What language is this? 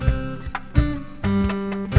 Vietnamese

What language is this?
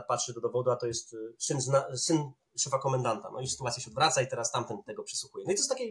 Polish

